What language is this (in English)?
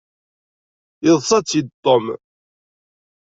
Kabyle